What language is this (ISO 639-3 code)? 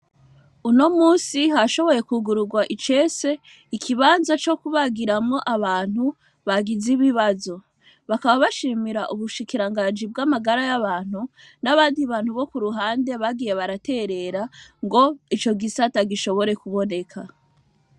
run